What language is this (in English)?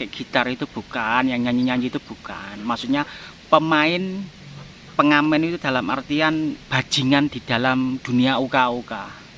Indonesian